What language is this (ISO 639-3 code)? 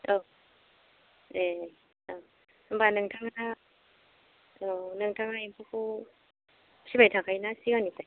brx